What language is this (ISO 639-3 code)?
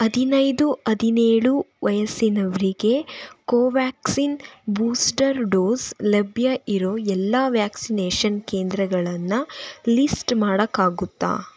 kan